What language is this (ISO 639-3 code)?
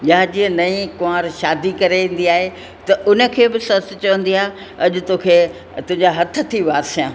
snd